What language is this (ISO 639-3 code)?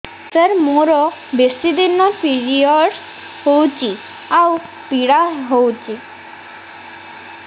ori